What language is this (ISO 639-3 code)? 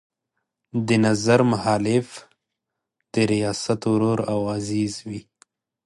pus